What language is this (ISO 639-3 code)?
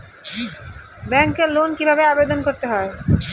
ben